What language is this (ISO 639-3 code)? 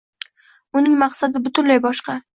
uzb